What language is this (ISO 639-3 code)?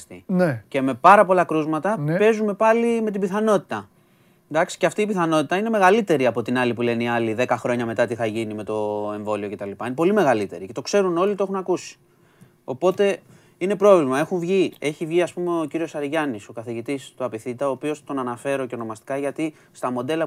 ell